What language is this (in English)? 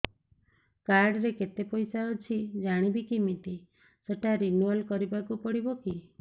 Odia